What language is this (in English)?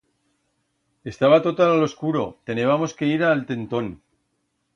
Aragonese